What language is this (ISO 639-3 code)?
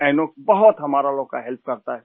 hin